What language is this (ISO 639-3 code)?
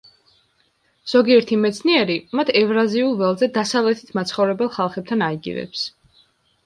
kat